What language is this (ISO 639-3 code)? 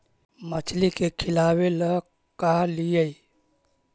mag